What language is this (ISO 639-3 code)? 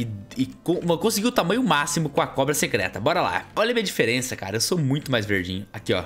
por